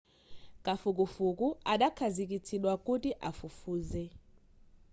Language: Nyanja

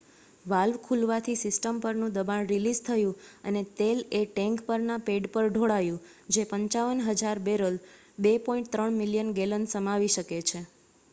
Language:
Gujarati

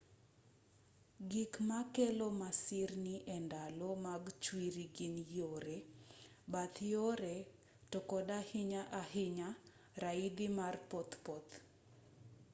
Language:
Luo (Kenya and Tanzania)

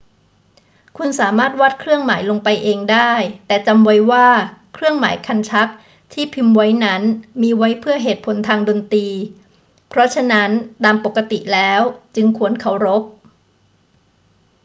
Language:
Thai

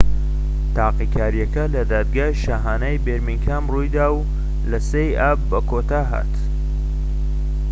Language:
Central Kurdish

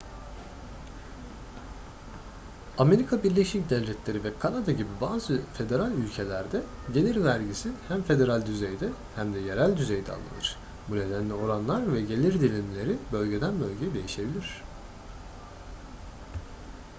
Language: Turkish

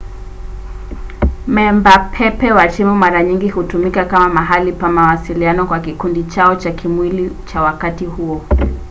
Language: Swahili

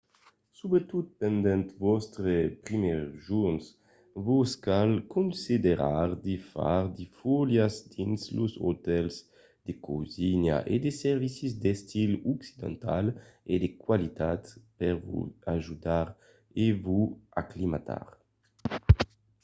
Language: Occitan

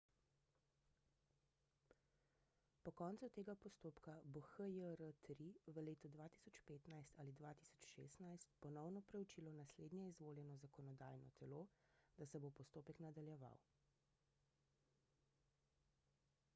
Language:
Slovenian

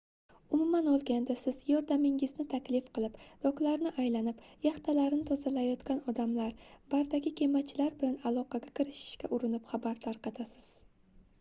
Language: Uzbek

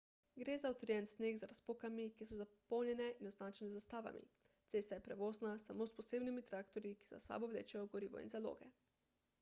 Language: Slovenian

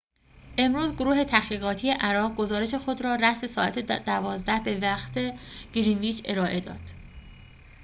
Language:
Persian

